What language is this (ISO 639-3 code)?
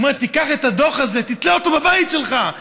heb